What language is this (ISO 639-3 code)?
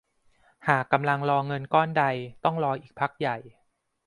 tha